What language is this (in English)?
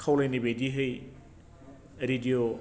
Bodo